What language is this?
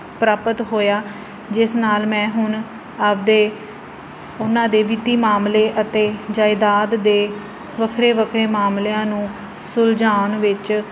Punjabi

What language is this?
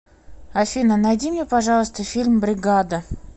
Russian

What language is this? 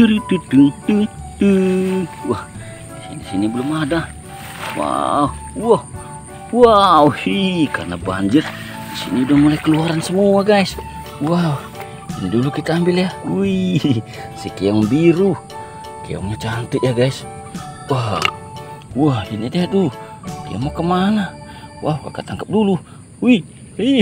Indonesian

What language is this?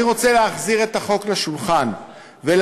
Hebrew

